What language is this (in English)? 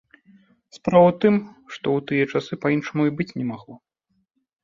Belarusian